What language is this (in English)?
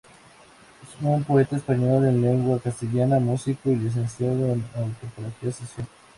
Spanish